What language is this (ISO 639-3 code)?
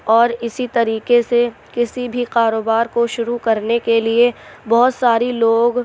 urd